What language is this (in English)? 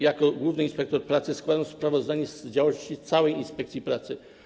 Polish